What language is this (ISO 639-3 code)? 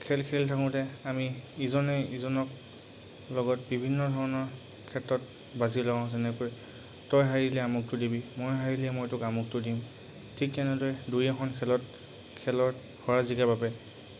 asm